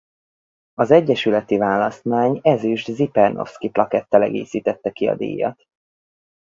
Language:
Hungarian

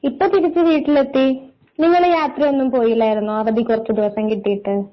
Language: Malayalam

